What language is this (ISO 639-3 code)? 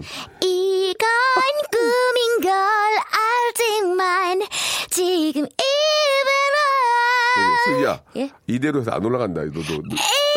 kor